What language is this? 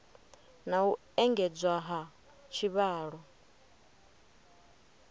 Venda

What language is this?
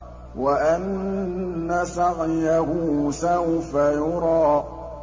Arabic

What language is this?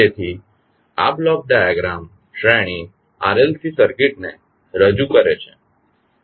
Gujarati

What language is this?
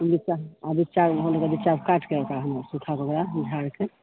Maithili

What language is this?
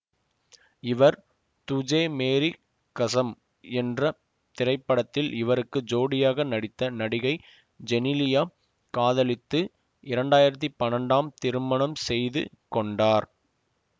Tamil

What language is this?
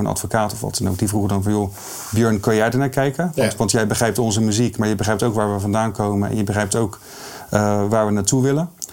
Dutch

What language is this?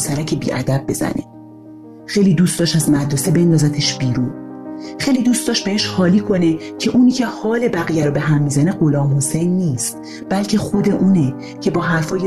Persian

